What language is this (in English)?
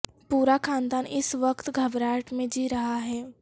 Urdu